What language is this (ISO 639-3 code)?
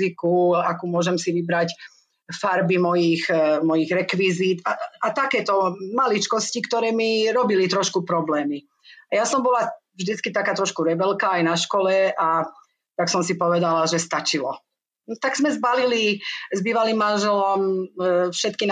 slk